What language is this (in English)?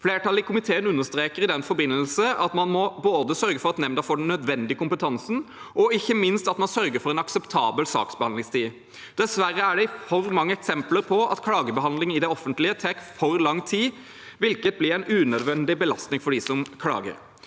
Norwegian